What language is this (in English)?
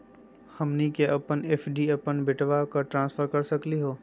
Magahi